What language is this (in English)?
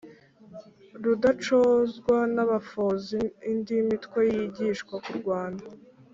Kinyarwanda